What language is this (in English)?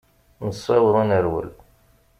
Kabyle